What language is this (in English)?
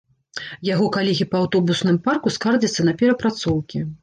Belarusian